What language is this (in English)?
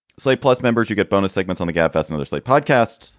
English